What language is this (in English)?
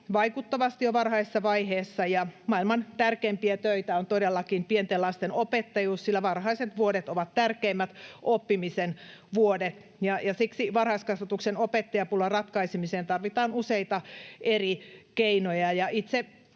Finnish